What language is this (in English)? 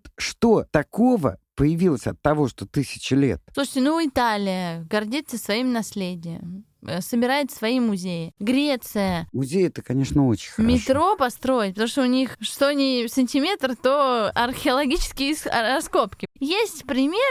Russian